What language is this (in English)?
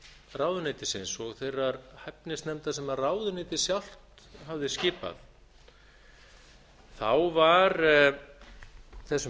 Icelandic